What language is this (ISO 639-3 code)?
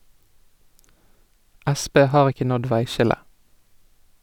nor